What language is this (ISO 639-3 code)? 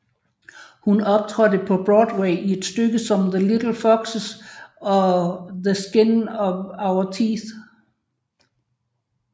dan